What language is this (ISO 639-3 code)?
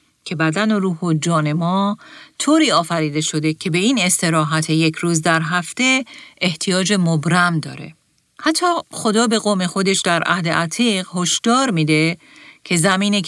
fas